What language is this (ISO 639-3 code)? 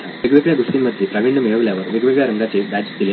mar